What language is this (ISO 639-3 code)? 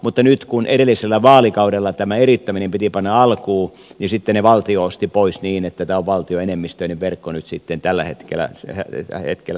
fin